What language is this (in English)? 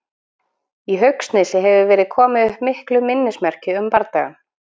Icelandic